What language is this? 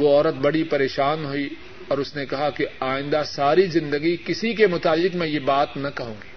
Urdu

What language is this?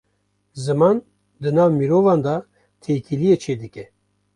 Kurdish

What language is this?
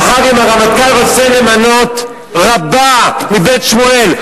Hebrew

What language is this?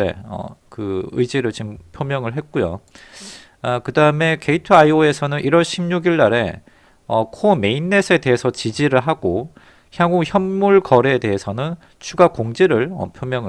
Korean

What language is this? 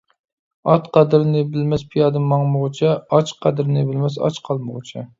Uyghur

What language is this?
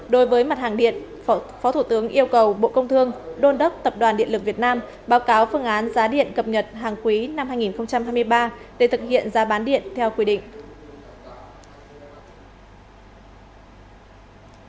Vietnamese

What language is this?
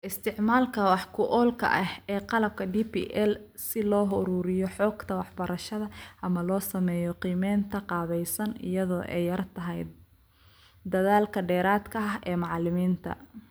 Somali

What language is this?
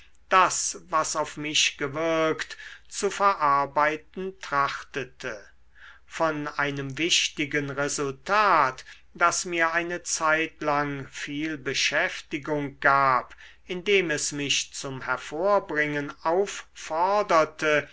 German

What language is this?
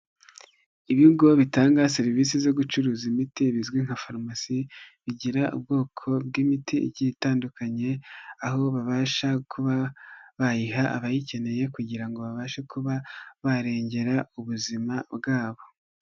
Kinyarwanda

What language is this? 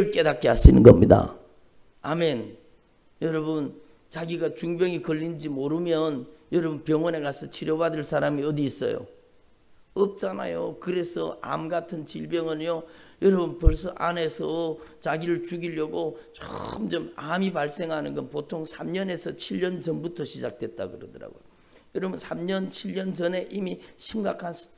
Korean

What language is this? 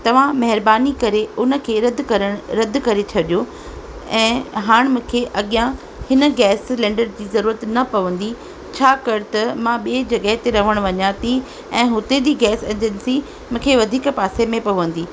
Sindhi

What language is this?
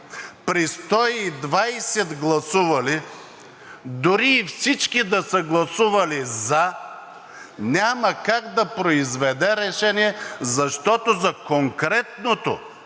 Bulgarian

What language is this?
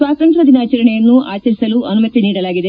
Kannada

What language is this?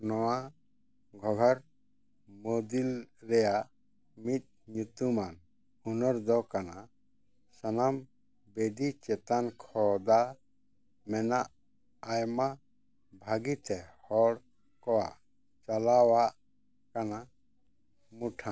Santali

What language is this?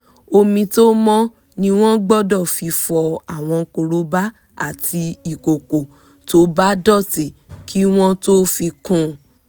Yoruba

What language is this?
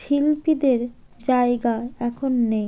Bangla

